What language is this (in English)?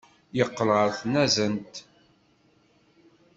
Kabyle